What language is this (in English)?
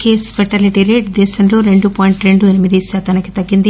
Telugu